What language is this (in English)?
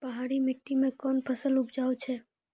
Maithili